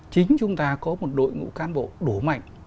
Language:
Vietnamese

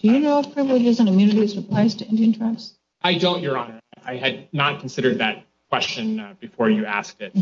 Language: English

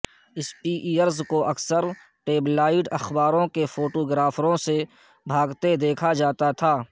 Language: Urdu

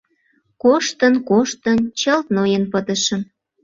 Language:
Mari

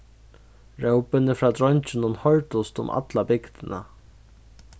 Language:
Faroese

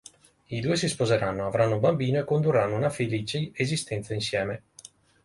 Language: Italian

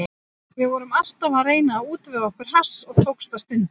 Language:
Icelandic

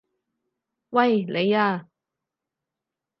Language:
Cantonese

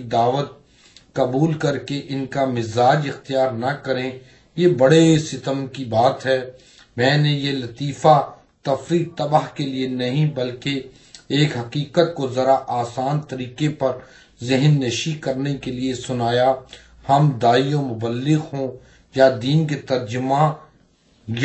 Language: Arabic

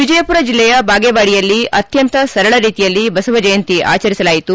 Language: Kannada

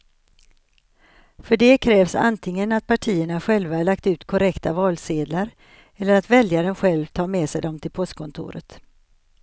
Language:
Swedish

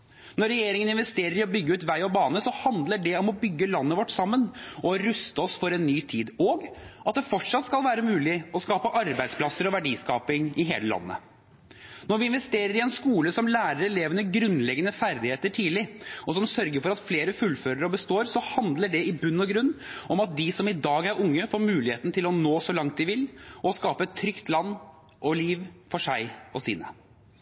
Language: Norwegian Bokmål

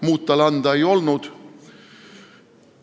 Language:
Estonian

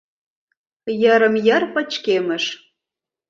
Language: Mari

